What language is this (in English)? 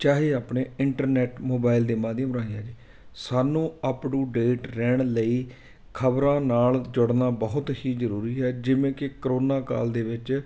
Punjabi